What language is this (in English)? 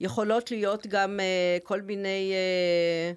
Hebrew